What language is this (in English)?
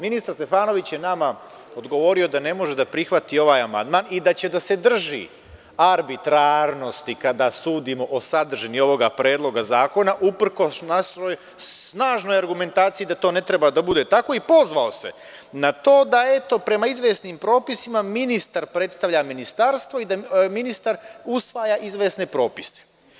Serbian